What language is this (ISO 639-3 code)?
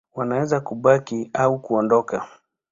swa